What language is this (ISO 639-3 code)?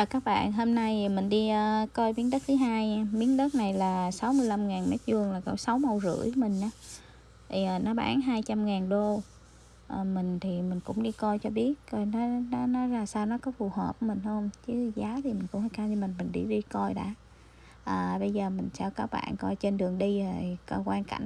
vie